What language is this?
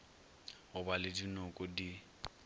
Northern Sotho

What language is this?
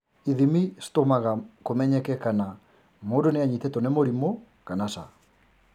Kikuyu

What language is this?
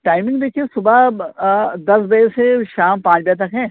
Urdu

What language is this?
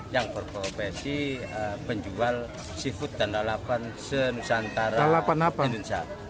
Indonesian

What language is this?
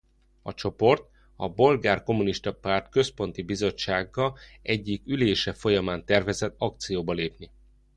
Hungarian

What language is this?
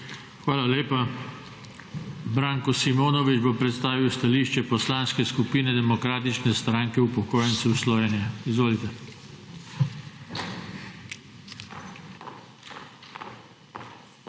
Slovenian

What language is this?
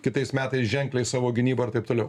Lithuanian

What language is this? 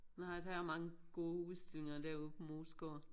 Danish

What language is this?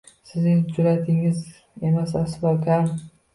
Uzbek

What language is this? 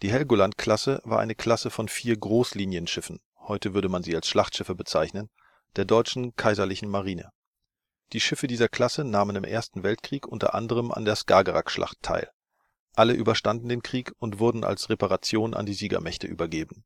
German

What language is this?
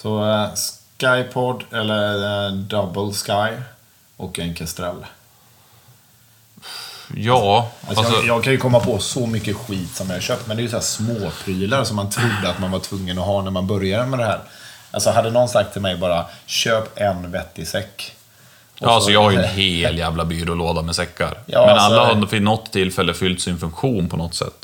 Swedish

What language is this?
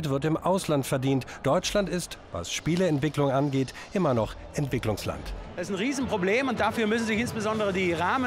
German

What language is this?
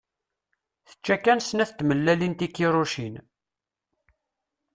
Kabyle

